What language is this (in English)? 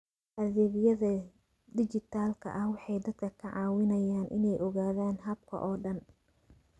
Somali